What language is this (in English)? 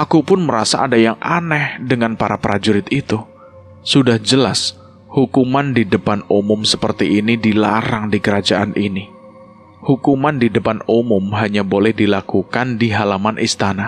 Indonesian